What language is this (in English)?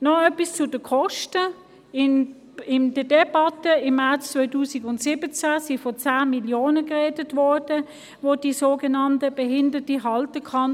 Swiss German